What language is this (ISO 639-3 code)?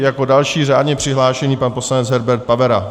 ces